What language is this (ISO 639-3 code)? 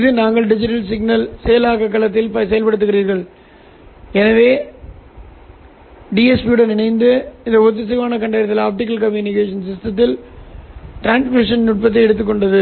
tam